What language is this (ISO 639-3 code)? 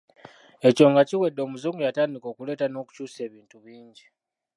lug